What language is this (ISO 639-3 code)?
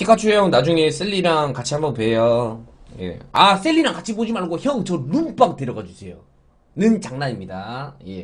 kor